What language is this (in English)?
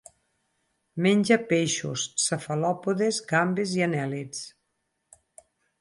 Catalan